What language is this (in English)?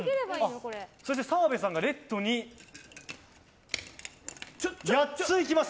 Japanese